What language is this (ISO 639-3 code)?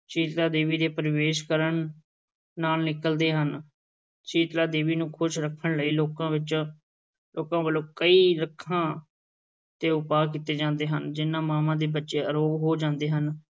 pan